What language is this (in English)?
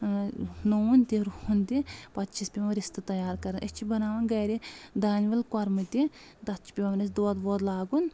Kashmiri